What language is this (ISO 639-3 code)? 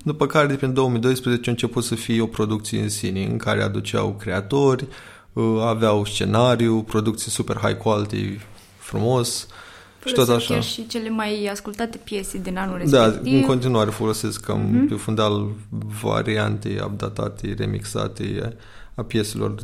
ron